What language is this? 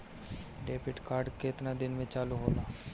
Bhojpuri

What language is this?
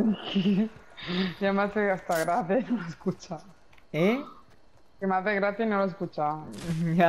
Spanish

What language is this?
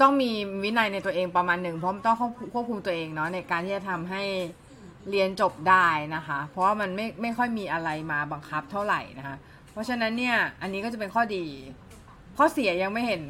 Thai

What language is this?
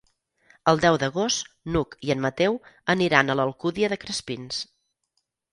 Catalan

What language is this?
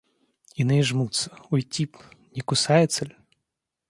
Russian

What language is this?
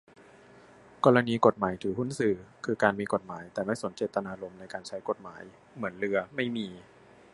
Thai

